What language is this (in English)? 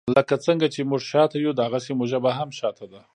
Pashto